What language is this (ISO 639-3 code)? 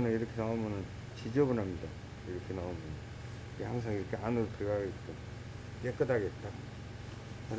kor